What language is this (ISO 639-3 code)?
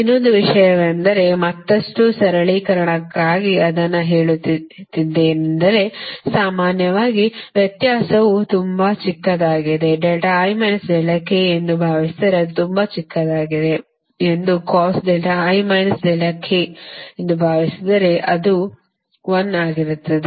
kan